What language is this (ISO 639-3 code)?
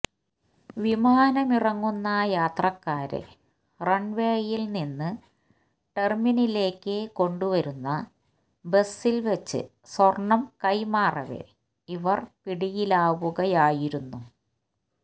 mal